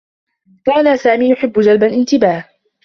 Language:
Arabic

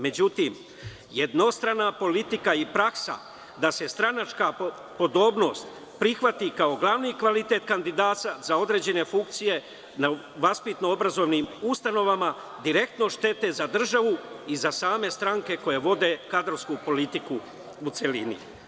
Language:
Serbian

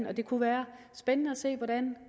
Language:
Danish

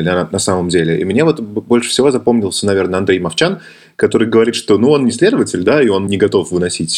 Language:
Russian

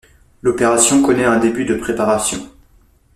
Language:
French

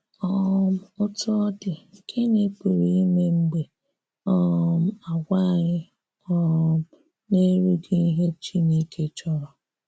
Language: Igbo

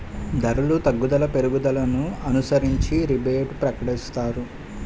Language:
Telugu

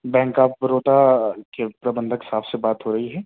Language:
Urdu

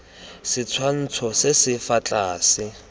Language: Tswana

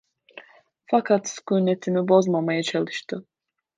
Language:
Turkish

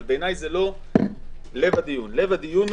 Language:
Hebrew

